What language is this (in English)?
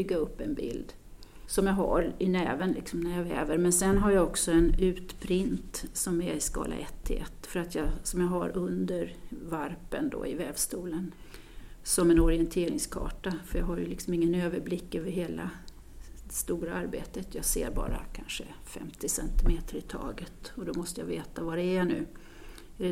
Swedish